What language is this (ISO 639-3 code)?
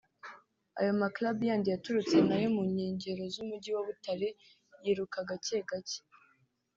kin